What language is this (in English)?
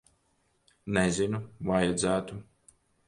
Latvian